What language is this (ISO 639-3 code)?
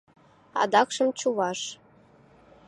chm